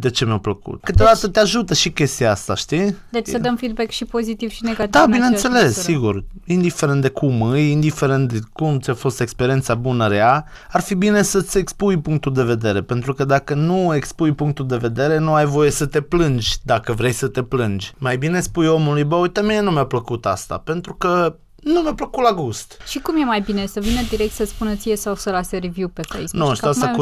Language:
Romanian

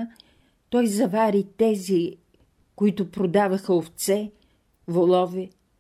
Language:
Bulgarian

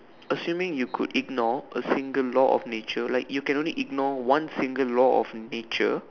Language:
English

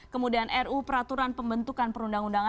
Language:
Indonesian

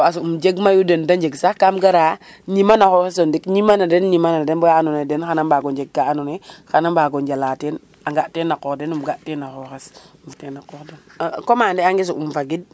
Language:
Serer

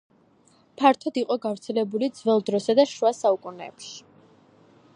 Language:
Georgian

